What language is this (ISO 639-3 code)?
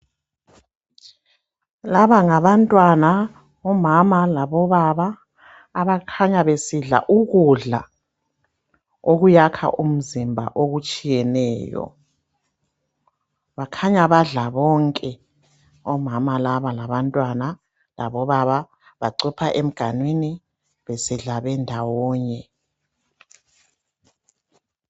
nde